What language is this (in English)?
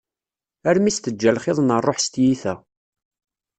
Kabyle